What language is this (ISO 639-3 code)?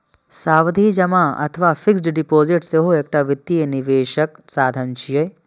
mai